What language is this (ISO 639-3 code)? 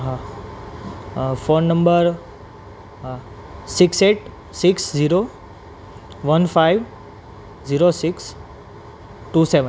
guj